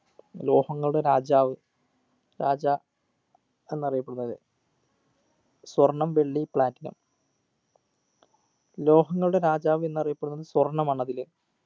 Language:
Malayalam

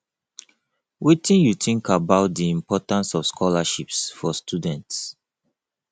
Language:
Nigerian Pidgin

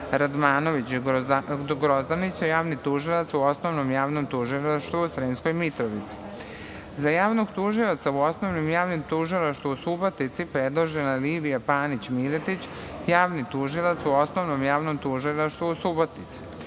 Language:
Serbian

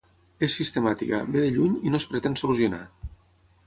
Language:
Catalan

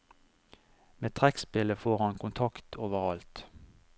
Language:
Norwegian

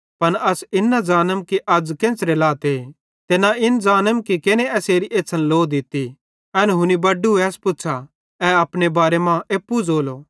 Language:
Bhadrawahi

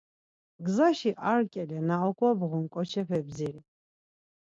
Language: Laz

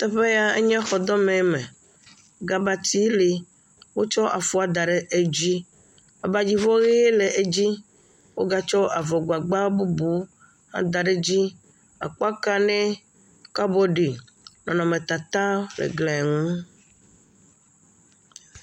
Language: Ewe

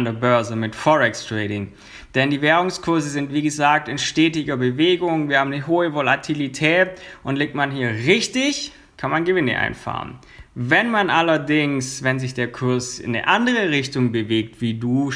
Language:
German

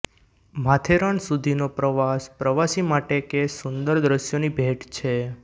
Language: Gujarati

